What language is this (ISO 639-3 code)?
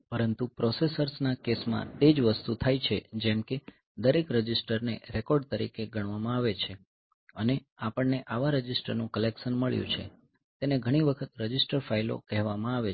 guj